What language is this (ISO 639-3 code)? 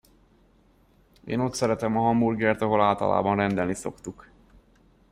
hun